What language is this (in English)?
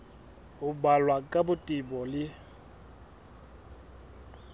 Southern Sotho